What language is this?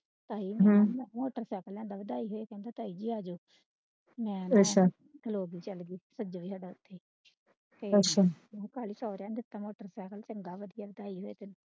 Punjabi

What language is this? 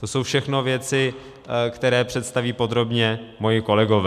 Czech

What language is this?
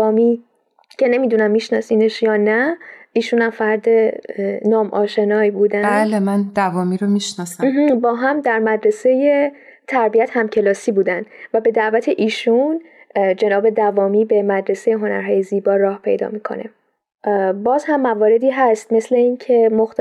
Persian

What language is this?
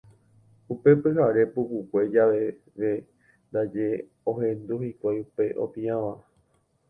Guarani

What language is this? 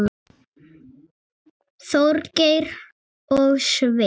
Icelandic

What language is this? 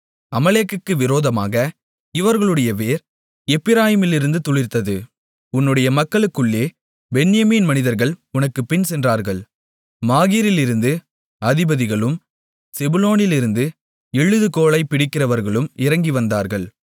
Tamil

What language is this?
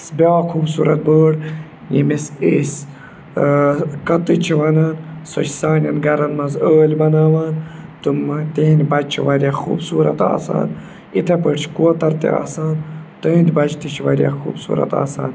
Kashmiri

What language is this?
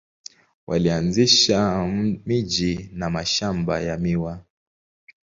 Swahili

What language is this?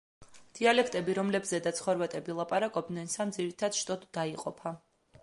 Georgian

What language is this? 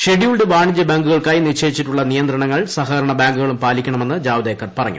Malayalam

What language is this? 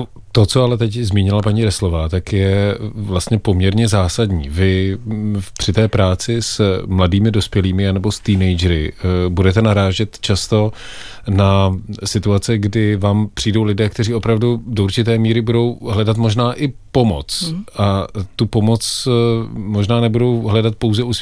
Czech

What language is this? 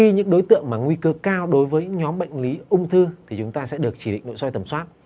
Vietnamese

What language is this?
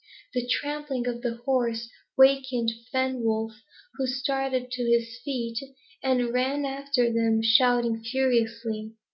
English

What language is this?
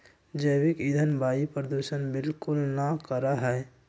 Magahi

